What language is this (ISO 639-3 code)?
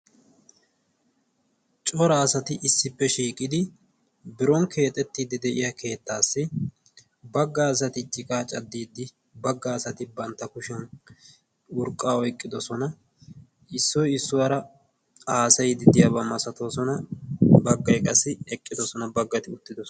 wal